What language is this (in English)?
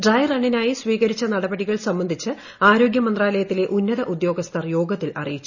Malayalam